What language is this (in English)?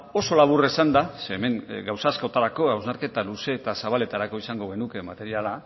Basque